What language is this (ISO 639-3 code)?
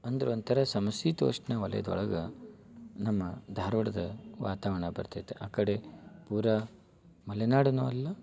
kan